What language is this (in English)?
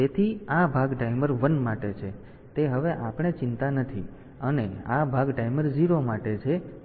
Gujarati